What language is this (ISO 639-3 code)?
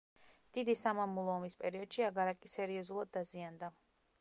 kat